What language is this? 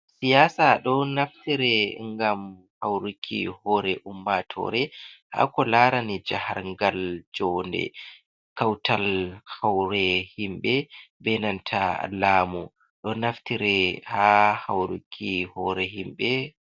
Fula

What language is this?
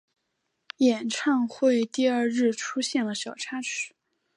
Chinese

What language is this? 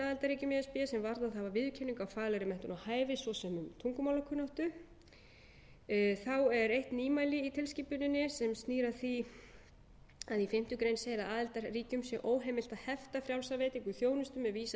Icelandic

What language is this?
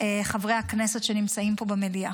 Hebrew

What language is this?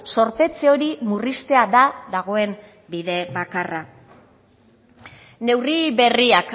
Basque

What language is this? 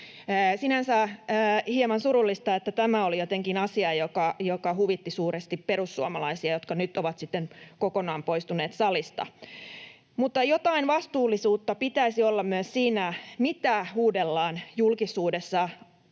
Finnish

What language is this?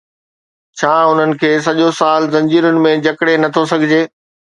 Sindhi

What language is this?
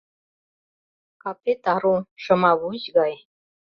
Mari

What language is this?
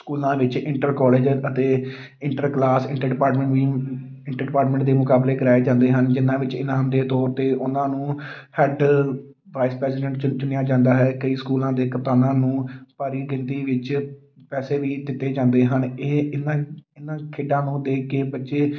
Punjabi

